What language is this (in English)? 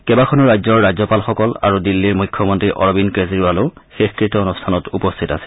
Assamese